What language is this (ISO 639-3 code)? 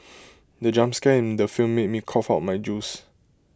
eng